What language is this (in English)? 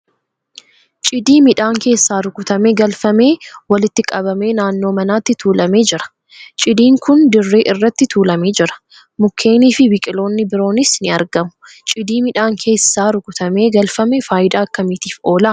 Oromo